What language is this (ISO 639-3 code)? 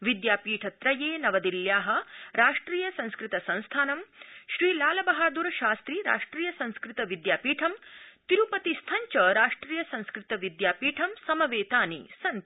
san